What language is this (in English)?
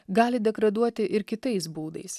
Lithuanian